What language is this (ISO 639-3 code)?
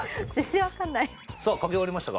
jpn